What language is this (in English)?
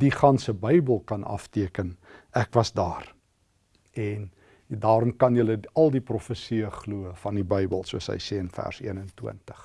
Dutch